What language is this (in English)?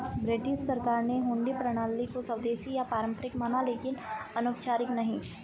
Hindi